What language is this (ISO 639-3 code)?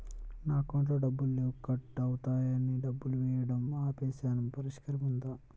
tel